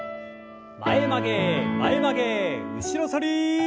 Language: Japanese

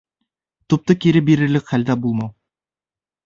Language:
Bashkir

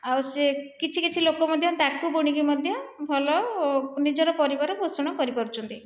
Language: Odia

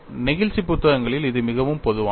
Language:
Tamil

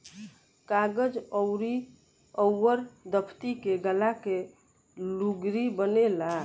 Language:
Bhojpuri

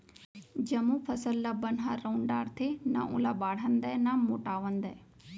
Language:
Chhattisgarhi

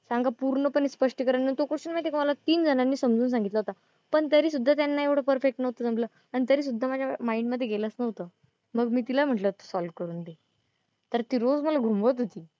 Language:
Marathi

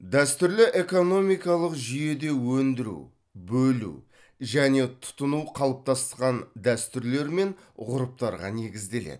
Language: Kazakh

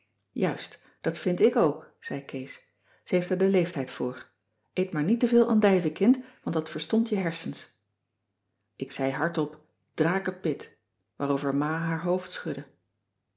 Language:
Dutch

